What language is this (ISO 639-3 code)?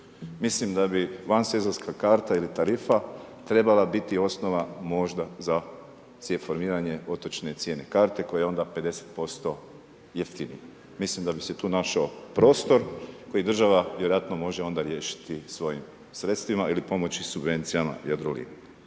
hrv